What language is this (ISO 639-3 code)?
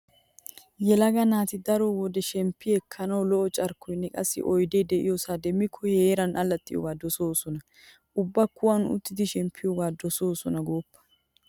wal